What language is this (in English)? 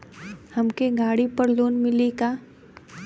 Bhojpuri